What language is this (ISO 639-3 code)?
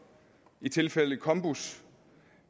dan